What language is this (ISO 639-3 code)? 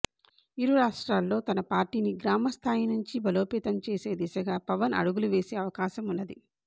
tel